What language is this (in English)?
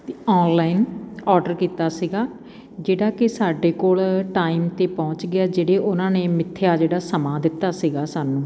Punjabi